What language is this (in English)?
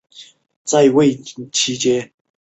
Chinese